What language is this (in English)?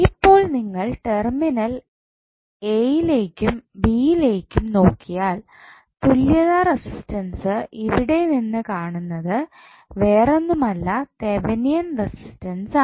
Malayalam